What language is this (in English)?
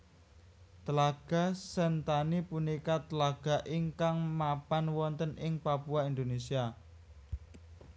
Javanese